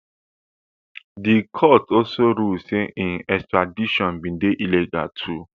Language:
Nigerian Pidgin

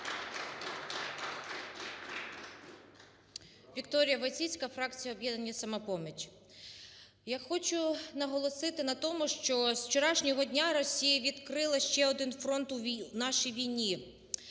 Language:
Ukrainian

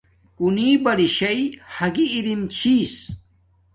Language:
Domaaki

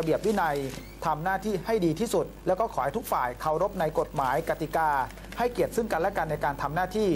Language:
Thai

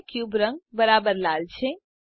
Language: Gujarati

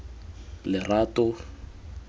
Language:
Tswana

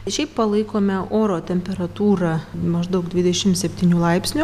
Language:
Lithuanian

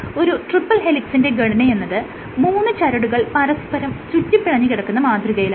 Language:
Malayalam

